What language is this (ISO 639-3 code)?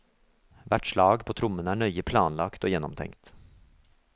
nor